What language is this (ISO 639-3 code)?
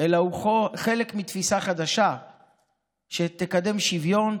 heb